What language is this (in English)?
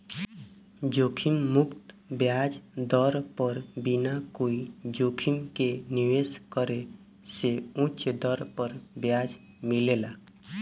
Bhojpuri